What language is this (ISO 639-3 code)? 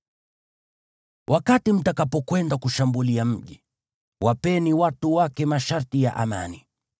swa